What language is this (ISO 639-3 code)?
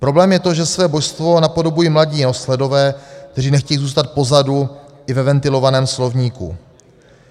ces